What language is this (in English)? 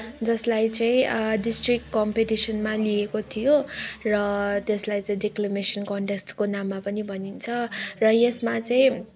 Nepali